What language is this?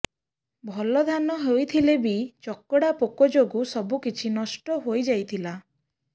Odia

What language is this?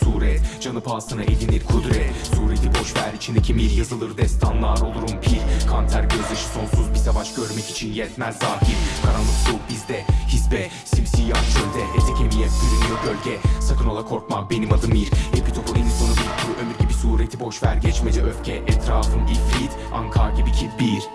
Turkish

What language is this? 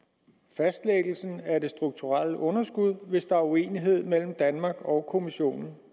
Danish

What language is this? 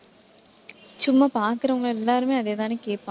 Tamil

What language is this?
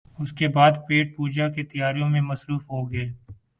Urdu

